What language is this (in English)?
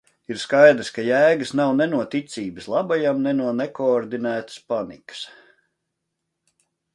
Latvian